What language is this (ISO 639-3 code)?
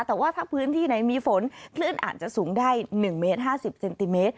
tha